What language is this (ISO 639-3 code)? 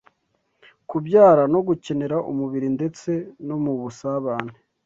kin